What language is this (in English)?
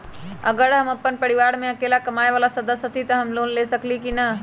Magahi